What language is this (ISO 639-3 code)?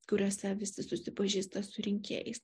lit